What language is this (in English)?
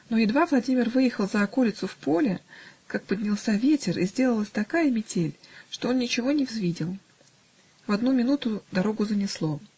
Russian